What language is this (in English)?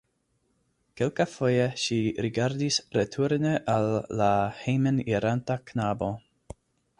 Esperanto